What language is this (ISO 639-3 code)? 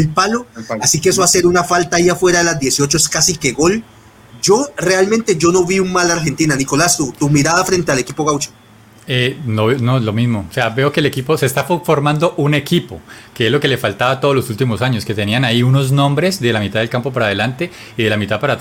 spa